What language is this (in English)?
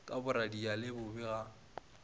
Northern Sotho